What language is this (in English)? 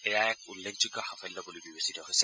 Assamese